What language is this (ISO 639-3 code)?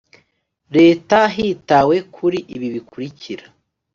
kin